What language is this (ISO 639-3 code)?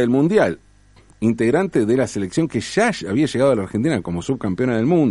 spa